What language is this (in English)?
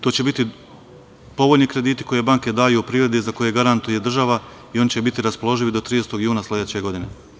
Serbian